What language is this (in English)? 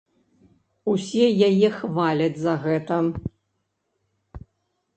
Belarusian